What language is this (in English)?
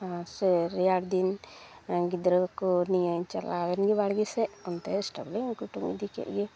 Santali